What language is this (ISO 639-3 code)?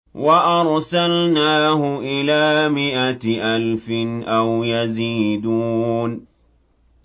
ara